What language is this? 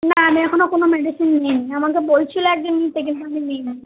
Bangla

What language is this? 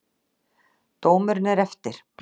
Icelandic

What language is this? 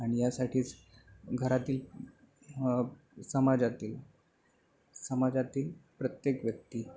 Marathi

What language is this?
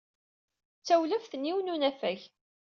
Kabyle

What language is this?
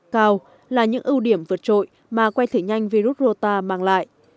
Vietnamese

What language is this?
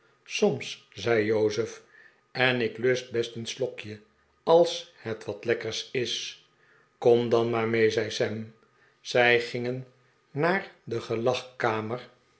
Dutch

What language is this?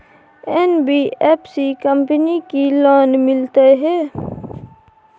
Maithili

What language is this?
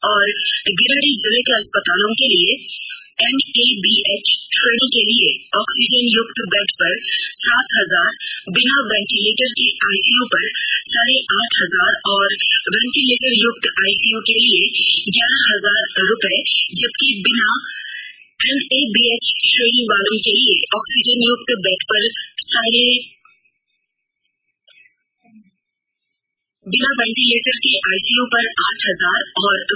Hindi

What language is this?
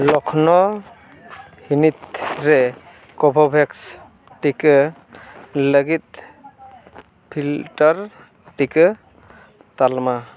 Santali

